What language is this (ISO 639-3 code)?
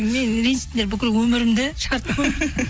kaz